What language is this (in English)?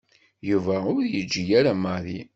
Kabyle